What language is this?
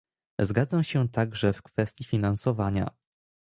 Polish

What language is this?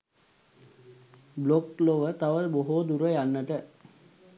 Sinhala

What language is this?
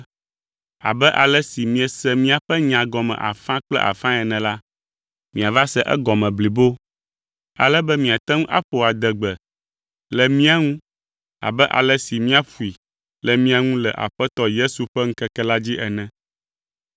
Ewe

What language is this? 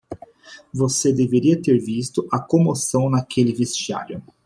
Portuguese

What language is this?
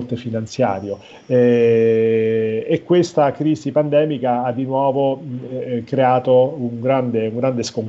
Italian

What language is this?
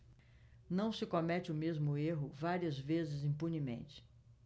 Portuguese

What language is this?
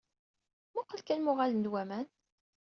Kabyle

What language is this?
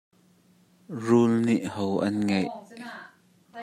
Hakha Chin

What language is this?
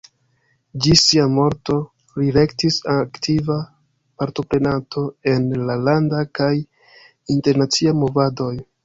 Esperanto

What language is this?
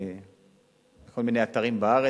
Hebrew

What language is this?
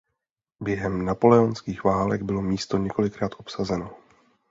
Czech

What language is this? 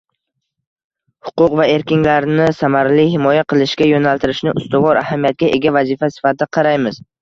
Uzbek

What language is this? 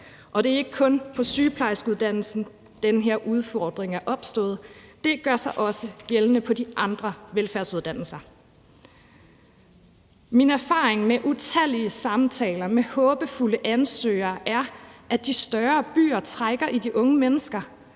Danish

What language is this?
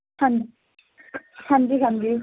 Punjabi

